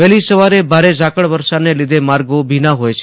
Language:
Gujarati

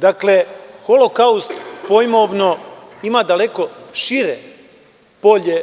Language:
Serbian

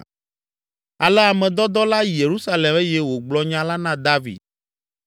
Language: Ewe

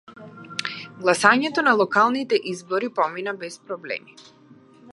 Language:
Macedonian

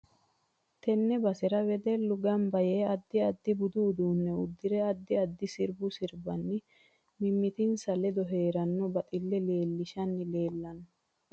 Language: Sidamo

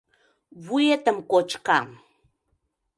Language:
Mari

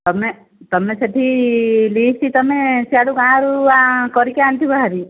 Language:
Odia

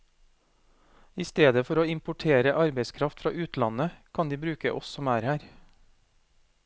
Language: Norwegian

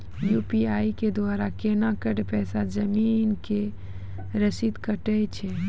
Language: Maithili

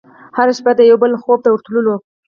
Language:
Pashto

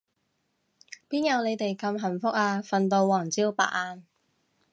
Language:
Cantonese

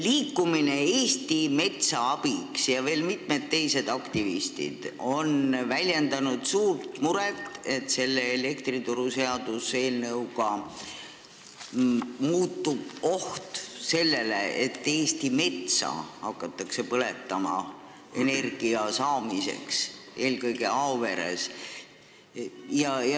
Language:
Estonian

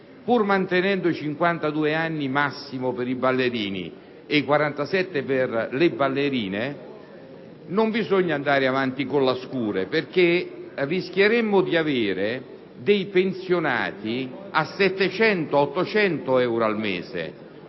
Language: Italian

